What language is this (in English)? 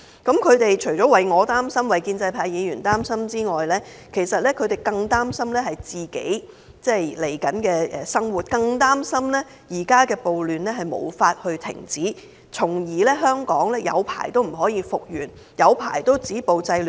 Cantonese